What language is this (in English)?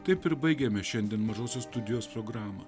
Lithuanian